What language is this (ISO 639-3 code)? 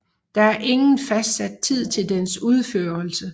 dan